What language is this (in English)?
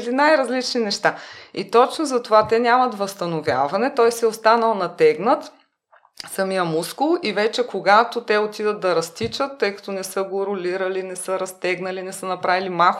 Bulgarian